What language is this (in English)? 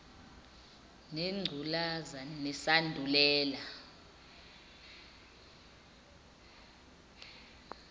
Zulu